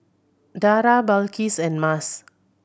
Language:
English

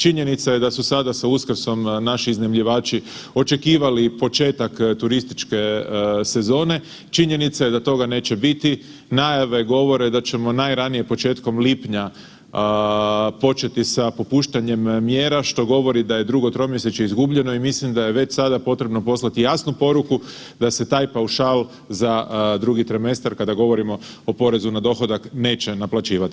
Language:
Croatian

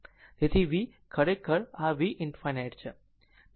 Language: Gujarati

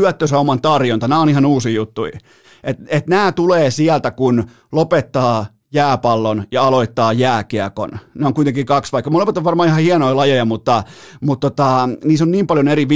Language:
Finnish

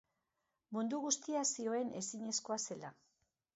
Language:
Basque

